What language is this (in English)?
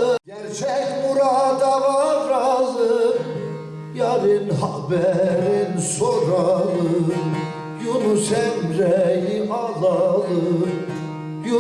Turkish